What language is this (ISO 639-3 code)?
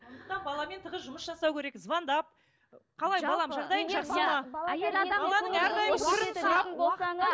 kaz